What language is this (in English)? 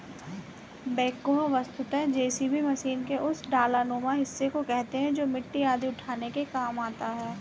Hindi